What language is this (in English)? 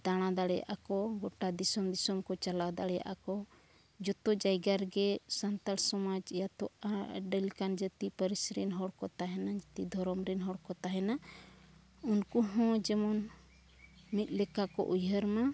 Santali